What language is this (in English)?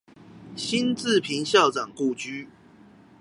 Chinese